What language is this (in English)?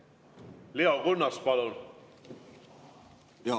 Estonian